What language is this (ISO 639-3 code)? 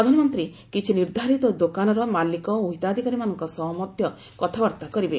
ori